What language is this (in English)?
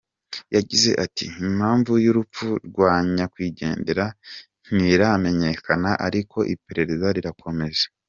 Kinyarwanda